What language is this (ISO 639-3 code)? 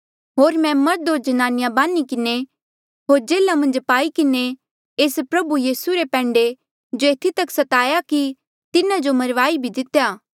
mjl